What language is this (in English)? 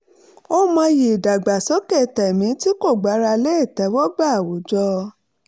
Yoruba